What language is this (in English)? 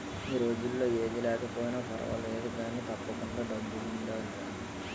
Telugu